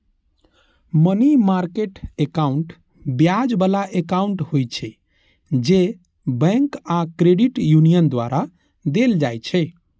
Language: Maithili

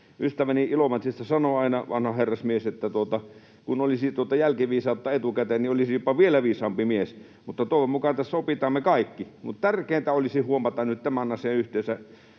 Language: Finnish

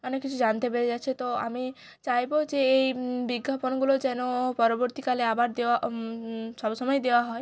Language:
Bangla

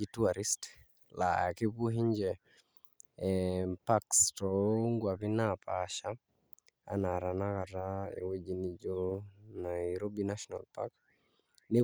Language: Masai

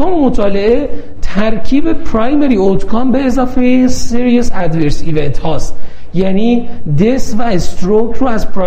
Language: Persian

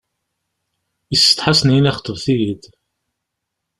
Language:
Kabyle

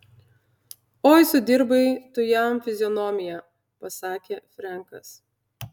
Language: Lithuanian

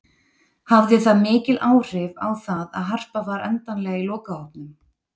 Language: Icelandic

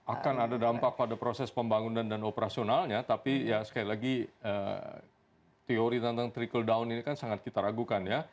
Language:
Indonesian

